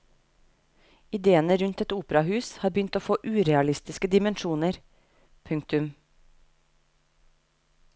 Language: Norwegian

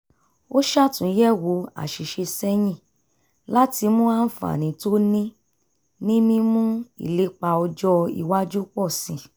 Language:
Yoruba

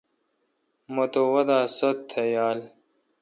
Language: Kalkoti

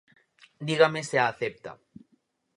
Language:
Galician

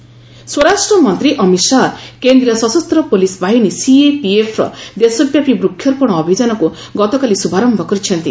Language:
Odia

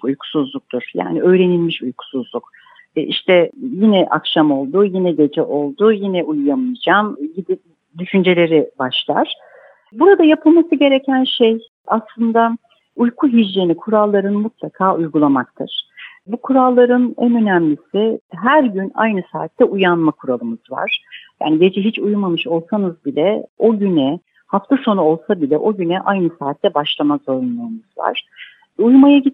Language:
Turkish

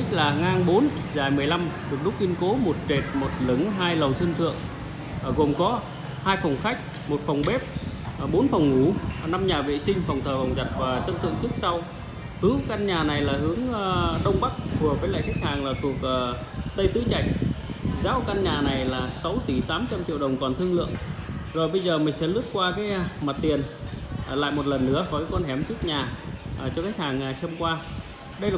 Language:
Vietnamese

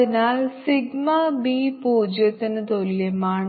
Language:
Malayalam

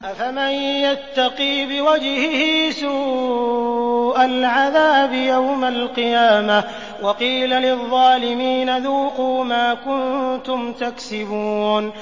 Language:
Arabic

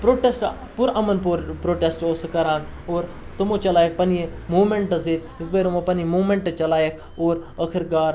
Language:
Kashmiri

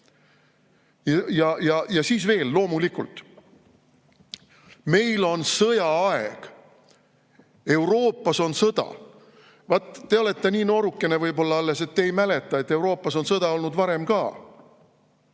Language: Estonian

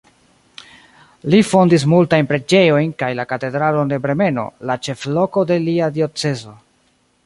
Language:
Esperanto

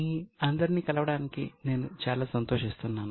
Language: Telugu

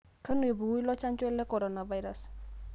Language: Masai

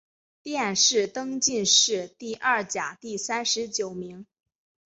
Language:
Chinese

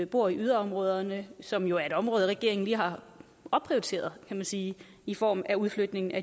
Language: Danish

